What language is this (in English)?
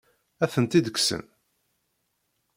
Kabyle